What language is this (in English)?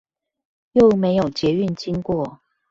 Chinese